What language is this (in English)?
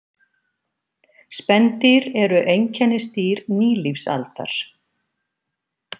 Icelandic